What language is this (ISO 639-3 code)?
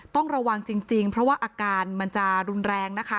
tha